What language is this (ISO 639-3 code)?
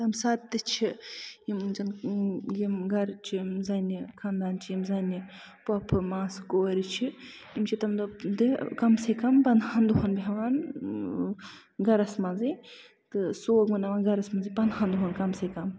kas